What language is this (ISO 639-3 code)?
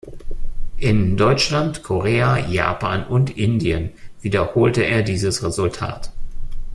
deu